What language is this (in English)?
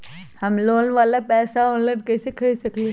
Magahi